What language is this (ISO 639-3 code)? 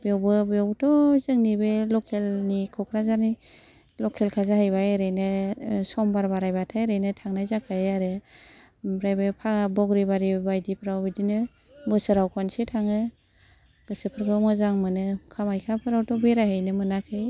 brx